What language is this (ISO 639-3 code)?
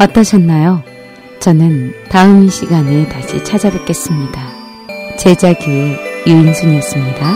kor